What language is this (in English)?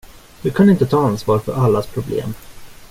Swedish